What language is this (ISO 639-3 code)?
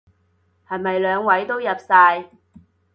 yue